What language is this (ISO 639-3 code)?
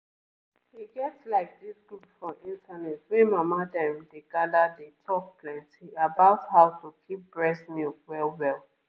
pcm